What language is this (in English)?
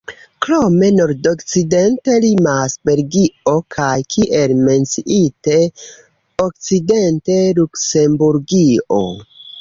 Esperanto